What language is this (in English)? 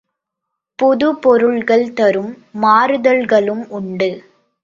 Tamil